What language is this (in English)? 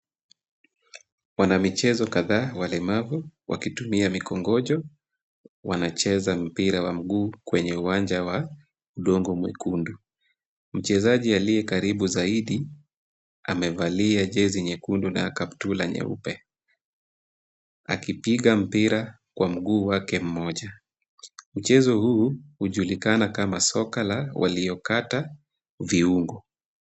Swahili